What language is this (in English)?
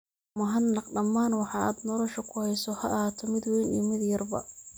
Somali